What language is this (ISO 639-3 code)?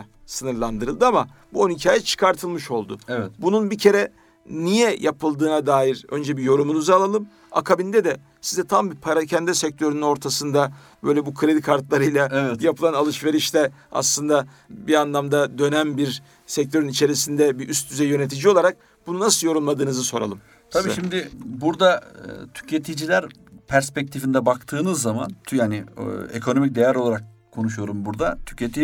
tur